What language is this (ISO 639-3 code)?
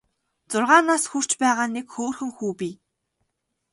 mon